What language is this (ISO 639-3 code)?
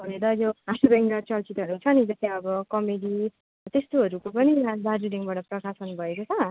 nep